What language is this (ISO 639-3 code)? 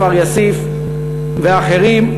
heb